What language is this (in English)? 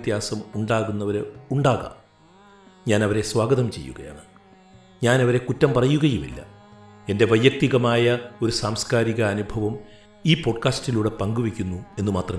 Malayalam